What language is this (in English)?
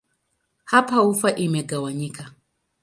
Swahili